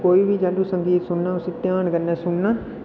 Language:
Dogri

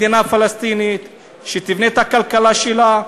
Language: Hebrew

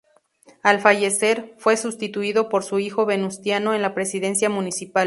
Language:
Spanish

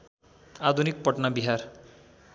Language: Nepali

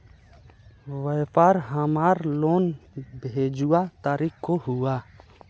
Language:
Magahi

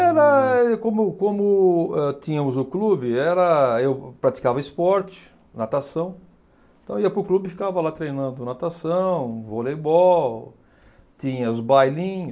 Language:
Portuguese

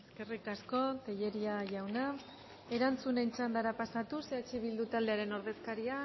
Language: Basque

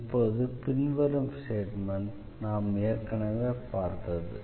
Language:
Tamil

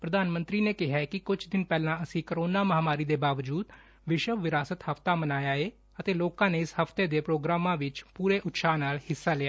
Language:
Punjabi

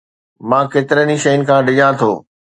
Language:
Sindhi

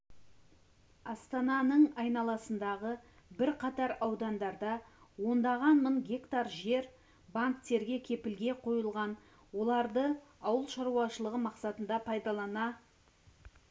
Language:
Kazakh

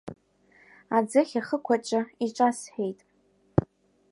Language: Abkhazian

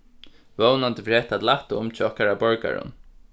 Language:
Faroese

